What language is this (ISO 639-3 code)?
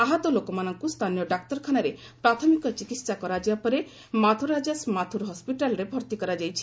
ori